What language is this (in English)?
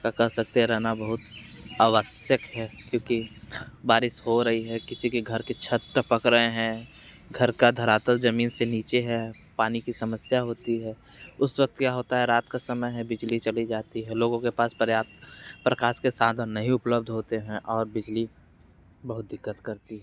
Hindi